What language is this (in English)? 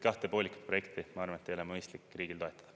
Estonian